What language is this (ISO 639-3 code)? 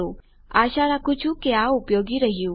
guj